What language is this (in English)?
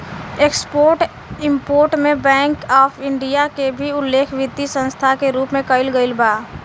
Bhojpuri